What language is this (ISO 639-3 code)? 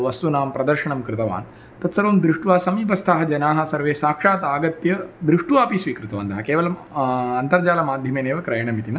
san